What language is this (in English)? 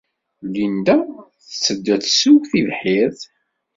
Kabyle